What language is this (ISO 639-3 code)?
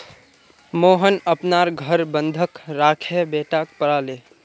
mag